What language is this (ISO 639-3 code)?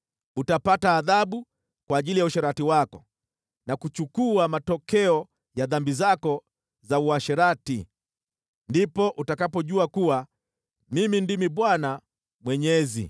swa